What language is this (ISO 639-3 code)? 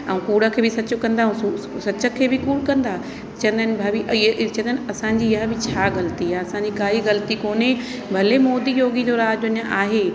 snd